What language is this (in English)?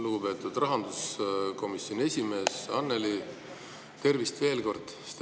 Estonian